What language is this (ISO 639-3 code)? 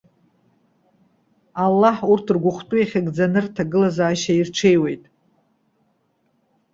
abk